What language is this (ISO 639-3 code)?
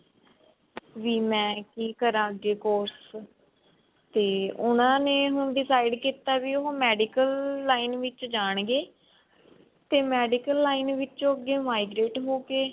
pan